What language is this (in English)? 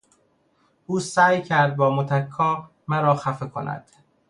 Persian